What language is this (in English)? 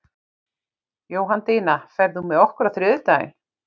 Icelandic